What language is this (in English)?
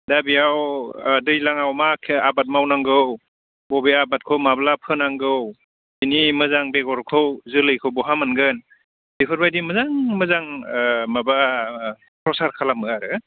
Bodo